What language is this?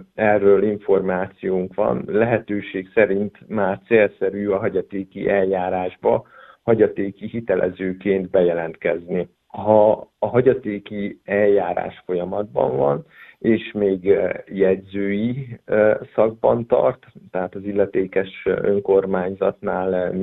Hungarian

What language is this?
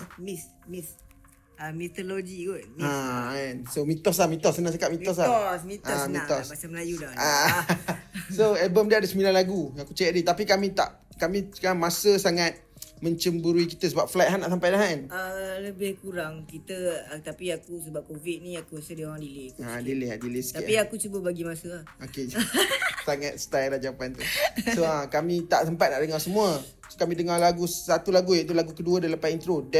Malay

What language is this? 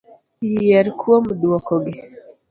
Luo (Kenya and Tanzania)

